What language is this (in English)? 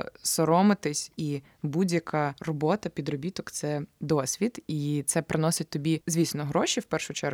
Ukrainian